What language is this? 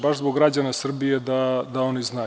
Serbian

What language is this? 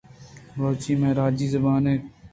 Eastern Balochi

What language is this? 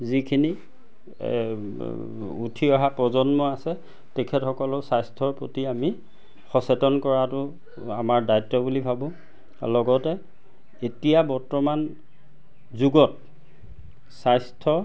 Assamese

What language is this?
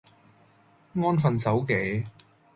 Cantonese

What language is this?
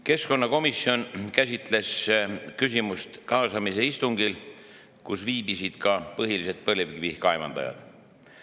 Estonian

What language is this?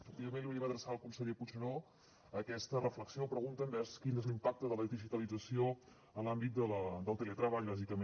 Catalan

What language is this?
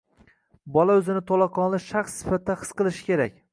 Uzbek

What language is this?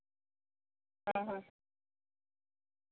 Santali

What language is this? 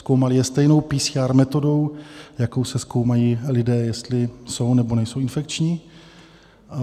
Czech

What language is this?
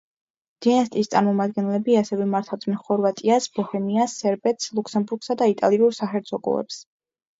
Georgian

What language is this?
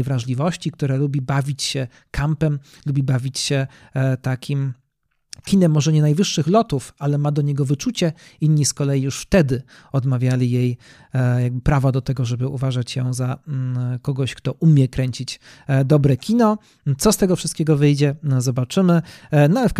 Polish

